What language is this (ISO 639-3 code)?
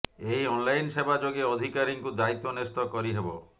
ori